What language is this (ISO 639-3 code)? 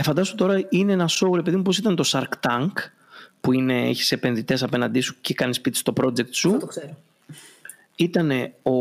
ell